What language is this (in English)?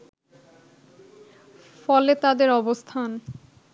Bangla